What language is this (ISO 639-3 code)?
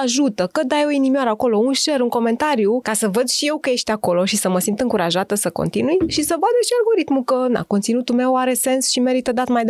ron